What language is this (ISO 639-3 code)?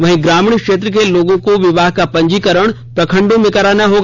hin